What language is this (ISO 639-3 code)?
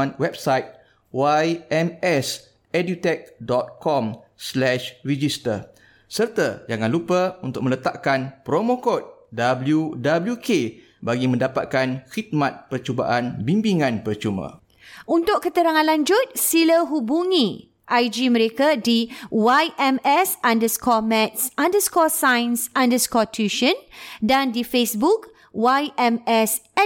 msa